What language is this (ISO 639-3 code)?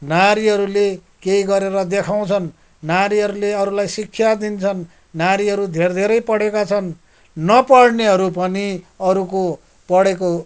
nep